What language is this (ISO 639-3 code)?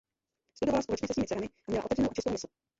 ces